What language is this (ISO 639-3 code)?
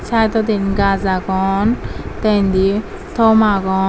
ccp